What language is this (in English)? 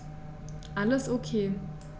German